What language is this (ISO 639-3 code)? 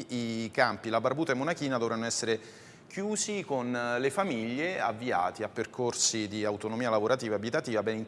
ita